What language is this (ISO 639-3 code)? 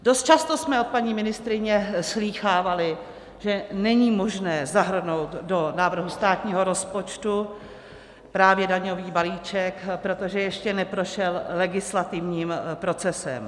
ces